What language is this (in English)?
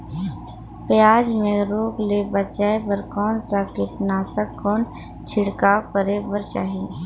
Chhattisgarhi